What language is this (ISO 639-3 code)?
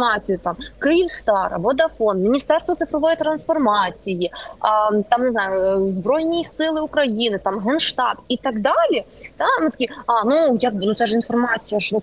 ukr